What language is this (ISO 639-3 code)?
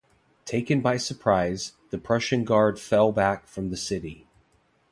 eng